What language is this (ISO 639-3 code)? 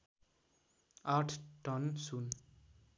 nep